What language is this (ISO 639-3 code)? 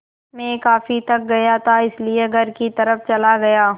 hin